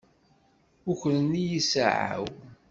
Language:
Kabyle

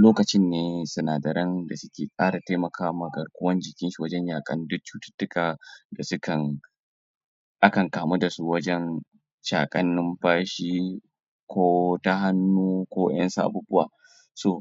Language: Hausa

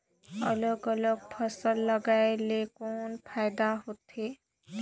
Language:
Chhattisgarhi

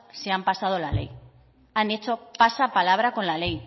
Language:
Spanish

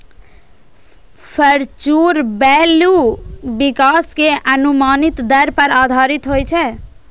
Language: Maithili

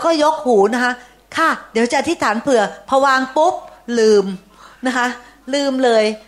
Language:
Thai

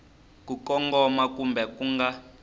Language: Tsonga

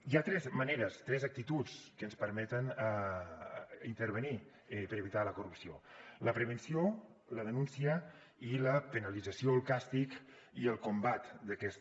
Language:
Catalan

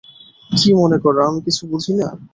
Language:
Bangla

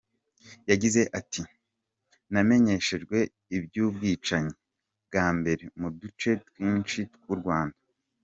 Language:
Kinyarwanda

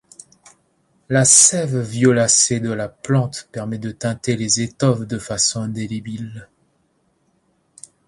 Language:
French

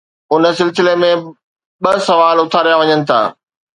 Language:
Sindhi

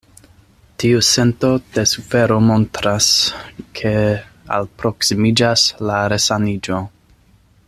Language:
Esperanto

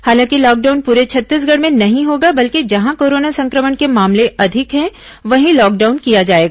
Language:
Hindi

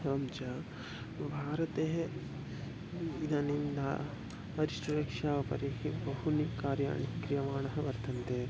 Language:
Sanskrit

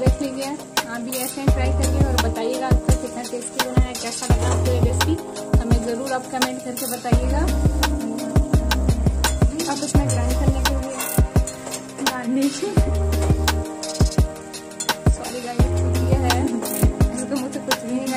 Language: Portuguese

